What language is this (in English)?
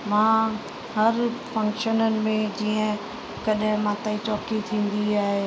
Sindhi